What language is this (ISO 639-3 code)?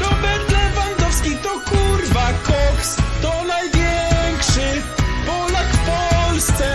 pol